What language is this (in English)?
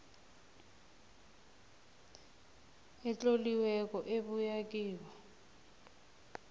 South Ndebele